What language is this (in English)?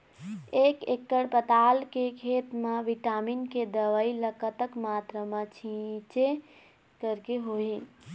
Chhattisgarhi